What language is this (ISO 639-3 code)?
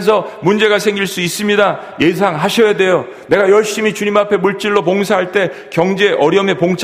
kor